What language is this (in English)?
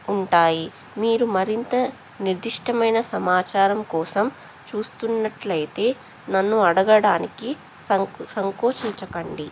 Telugu